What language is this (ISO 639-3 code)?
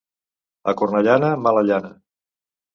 cat